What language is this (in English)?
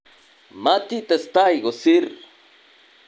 Kalenjin